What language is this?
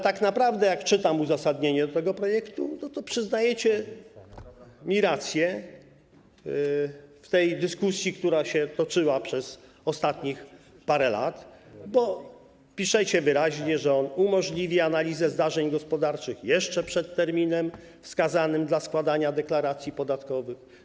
Polish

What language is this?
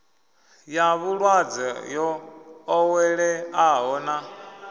Venda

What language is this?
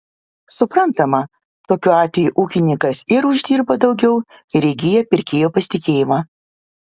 Lithuanian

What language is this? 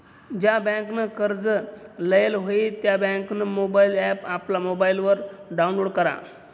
Marathi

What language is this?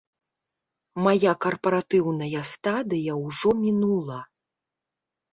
Belarusian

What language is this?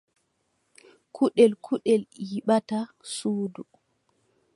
Adamawa Fulfulde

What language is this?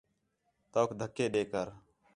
Khetrani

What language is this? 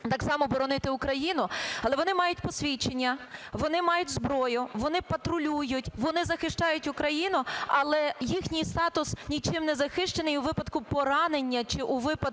Ukrainian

